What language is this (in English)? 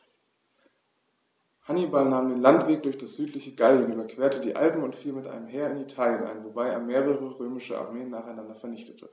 German